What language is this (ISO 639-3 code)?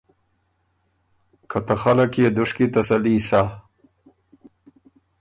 oru